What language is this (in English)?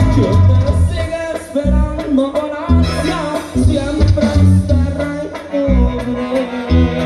Romanian